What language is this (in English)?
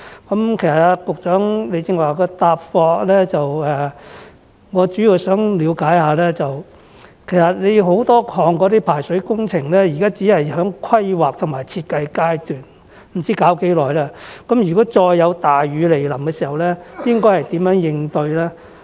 Cantonese